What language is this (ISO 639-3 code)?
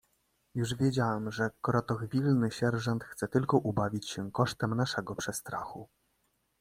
pol